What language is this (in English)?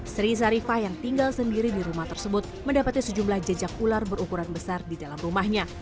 Indonesian